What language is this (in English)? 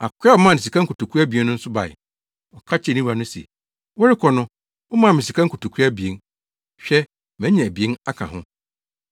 Akan